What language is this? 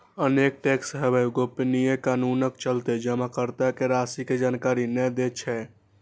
Maithili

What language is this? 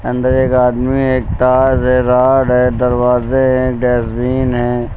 Hindi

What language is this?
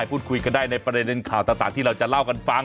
Thai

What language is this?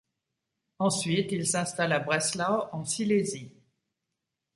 French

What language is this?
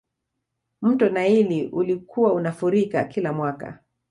Swahili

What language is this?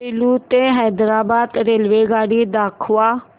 Marathi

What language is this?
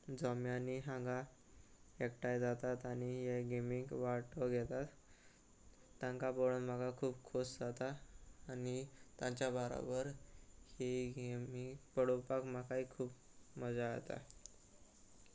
Konkani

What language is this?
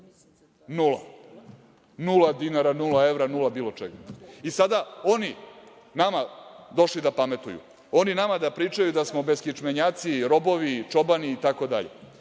Serbian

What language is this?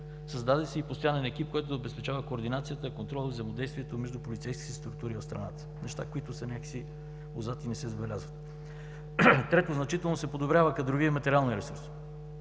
Bulgarian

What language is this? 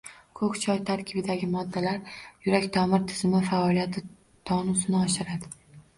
Uzbek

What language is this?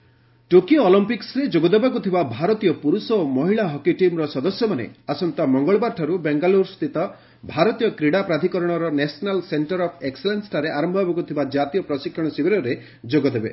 Odia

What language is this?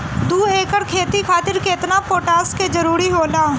Bhojpuri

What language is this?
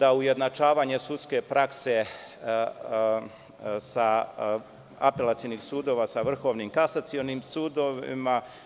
Serbian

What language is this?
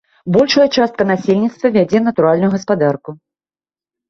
Belarusian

